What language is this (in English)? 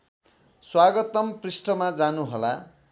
Nepali